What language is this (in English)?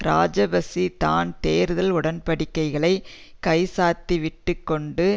Tamil